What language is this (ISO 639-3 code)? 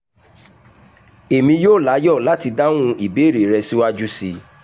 yor